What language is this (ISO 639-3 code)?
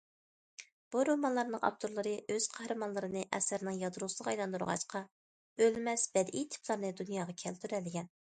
uig